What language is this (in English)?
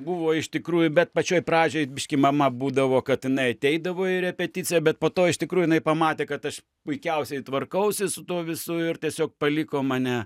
Lithuanian